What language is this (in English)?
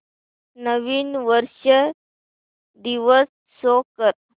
Marathi